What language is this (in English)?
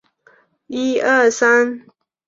Chinese